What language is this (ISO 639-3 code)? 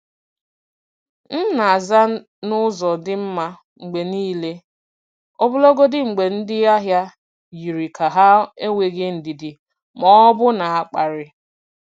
ibo